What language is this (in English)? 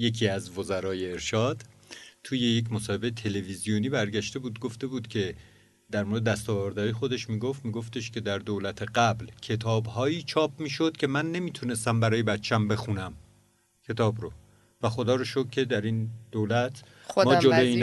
Persian